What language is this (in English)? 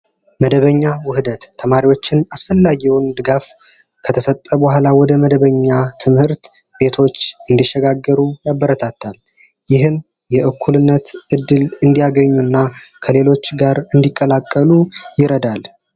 Amharic